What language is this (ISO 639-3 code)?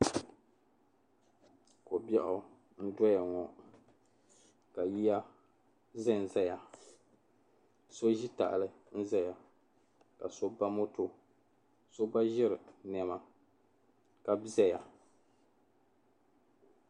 dag